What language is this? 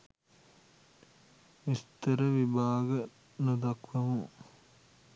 Sinhala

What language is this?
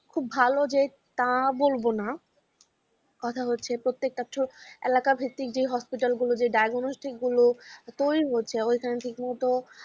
Bangla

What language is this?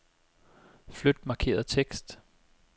Danish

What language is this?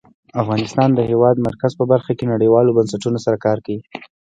Pashto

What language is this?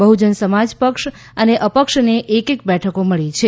Gujarati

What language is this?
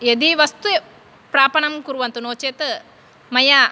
Sanskrit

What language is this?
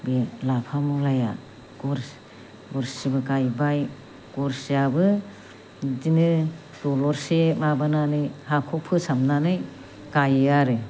Bodo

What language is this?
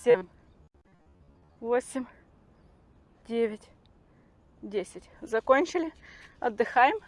Russian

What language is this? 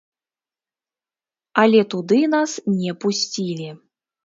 Belarusian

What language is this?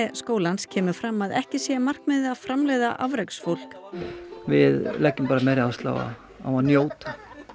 Icelandic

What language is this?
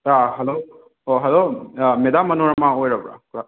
Manipuri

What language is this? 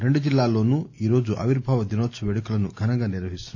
Telugu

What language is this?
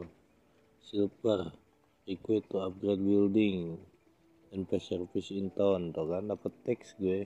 Indonesian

